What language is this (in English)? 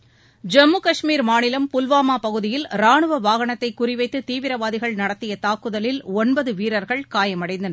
Tamil